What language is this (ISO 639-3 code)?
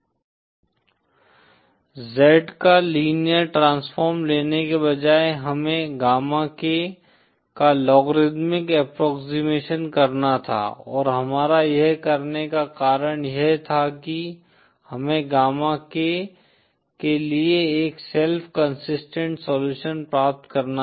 hin